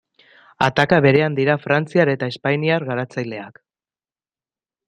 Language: Basque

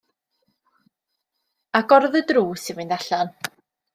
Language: Welsh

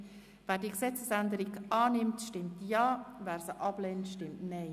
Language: Swiss German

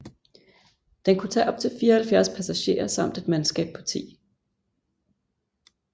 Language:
Danish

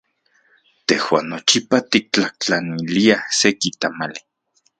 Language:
Central Puebla Nahuatl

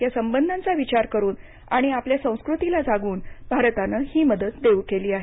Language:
Marathi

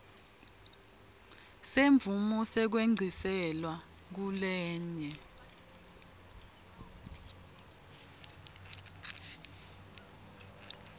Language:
Swati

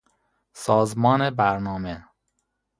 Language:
Persian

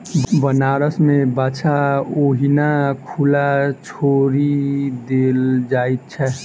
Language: Maithili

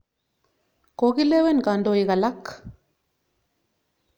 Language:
Kalenjin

